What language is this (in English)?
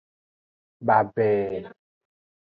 Aja (Benin)